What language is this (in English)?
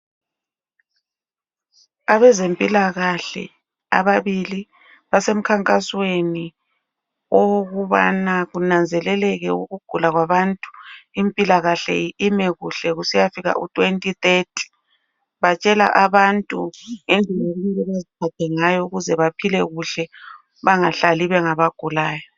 North Ndebele